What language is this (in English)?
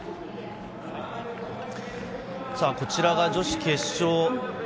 Japanese